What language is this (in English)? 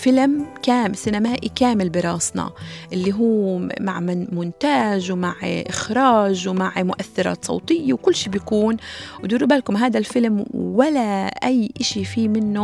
Arabic